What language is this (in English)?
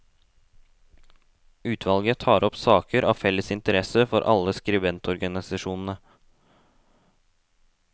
Norwegian